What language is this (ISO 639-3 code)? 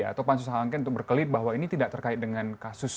ind